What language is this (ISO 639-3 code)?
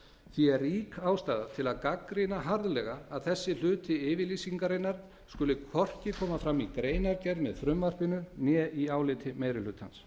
isl